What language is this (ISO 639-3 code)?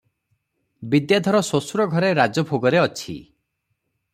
ori